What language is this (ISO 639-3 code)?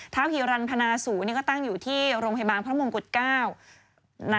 tha